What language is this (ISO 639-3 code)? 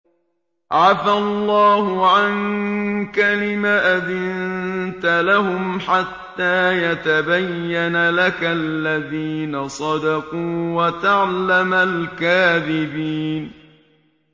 ara